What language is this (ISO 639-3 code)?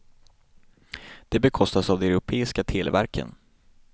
swe